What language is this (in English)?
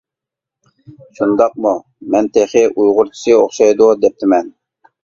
Uyghur